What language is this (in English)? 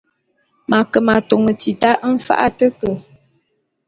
Bulu